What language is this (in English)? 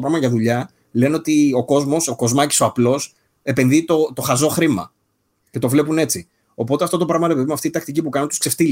Greek